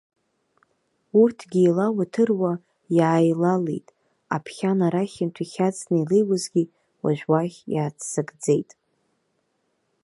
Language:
Abkhazian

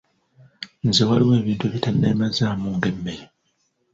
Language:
Ganda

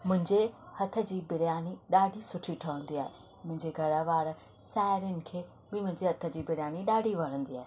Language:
Sindhi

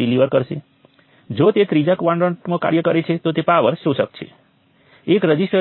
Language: Gujarati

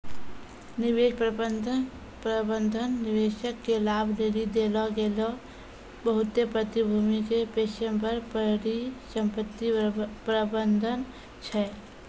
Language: Maithili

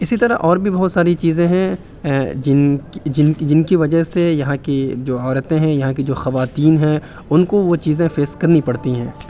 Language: Urdu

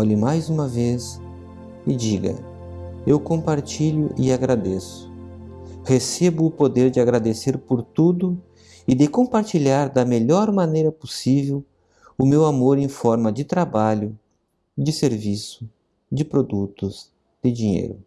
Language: Portuguese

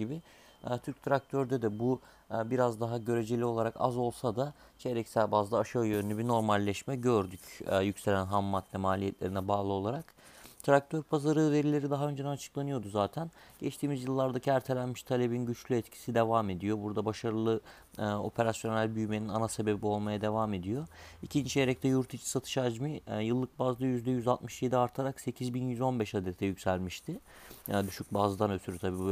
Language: Turkish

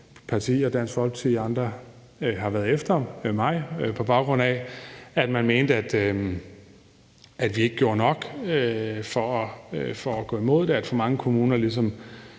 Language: Danish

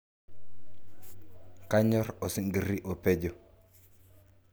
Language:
Masai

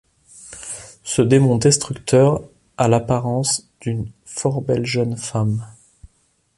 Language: French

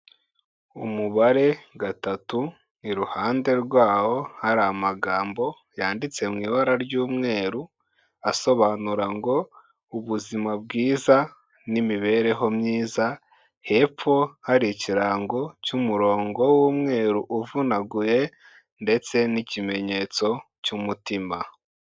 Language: Kinyarwanda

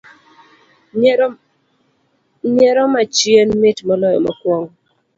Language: Luo (Kenya and Tanzania)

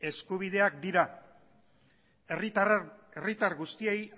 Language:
Basque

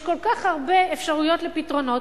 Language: Hebrew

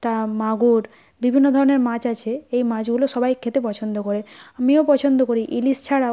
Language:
Bangla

